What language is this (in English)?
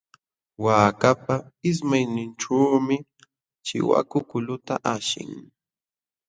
Jauja Wanca Quechua